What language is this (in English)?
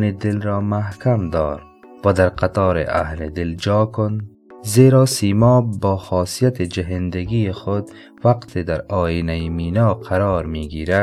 Persian